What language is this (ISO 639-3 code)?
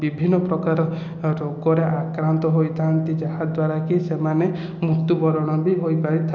ori